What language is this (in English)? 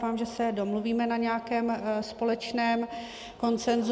Czech